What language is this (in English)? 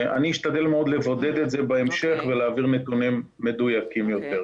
Hebrew